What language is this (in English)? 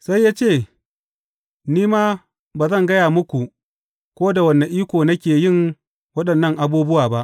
Hausa